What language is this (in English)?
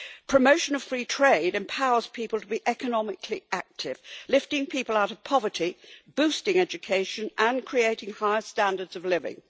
English